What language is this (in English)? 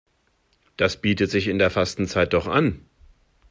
German